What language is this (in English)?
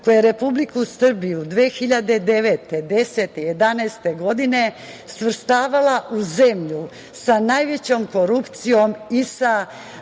Serbian